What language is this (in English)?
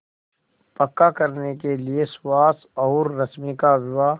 Hindi